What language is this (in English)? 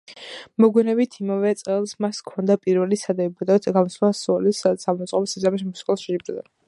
Georgian